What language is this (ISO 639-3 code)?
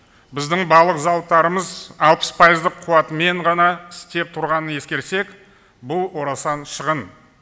kaz